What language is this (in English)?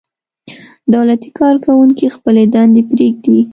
Pashto